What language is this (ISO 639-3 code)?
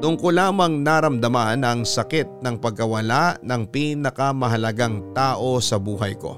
fil